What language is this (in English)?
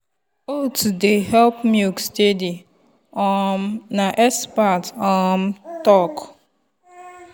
Nigerian Pidgin